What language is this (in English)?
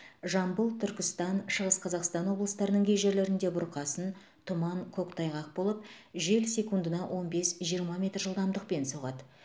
Kazakh